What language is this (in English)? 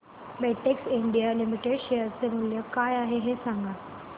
Marathi